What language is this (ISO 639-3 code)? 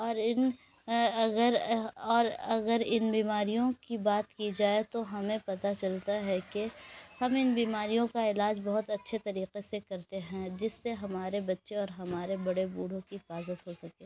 urd